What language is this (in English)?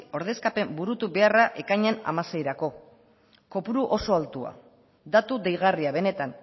Basque